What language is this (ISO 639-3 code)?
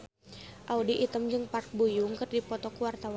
sun